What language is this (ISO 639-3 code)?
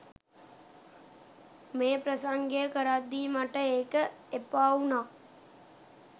sin